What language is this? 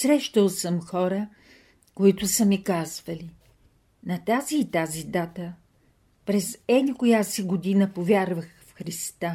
Bulgarian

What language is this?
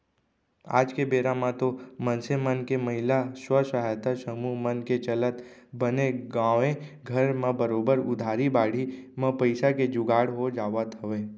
Chhattisgarhi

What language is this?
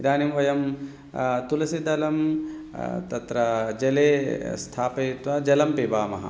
Sanskrit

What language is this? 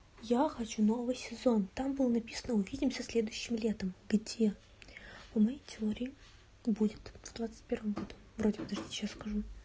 Russian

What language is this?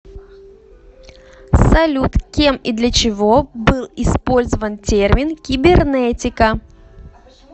Russian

